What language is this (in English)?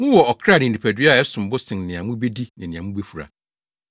Akan